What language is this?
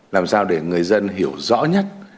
Vietnamese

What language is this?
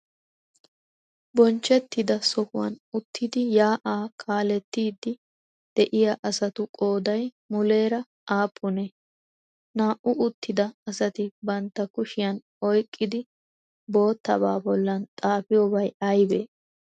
Wolaytta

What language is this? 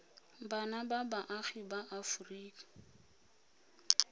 Tswana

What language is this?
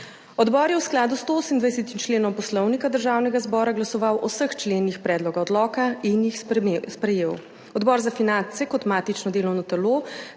Slovenian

